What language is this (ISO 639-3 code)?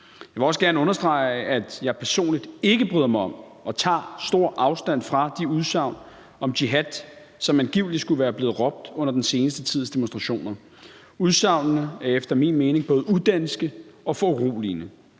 dan